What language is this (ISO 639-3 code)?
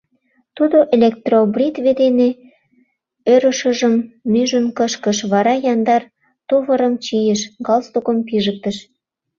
chm